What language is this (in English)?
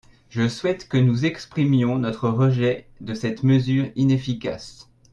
French